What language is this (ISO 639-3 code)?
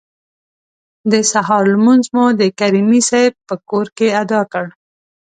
pus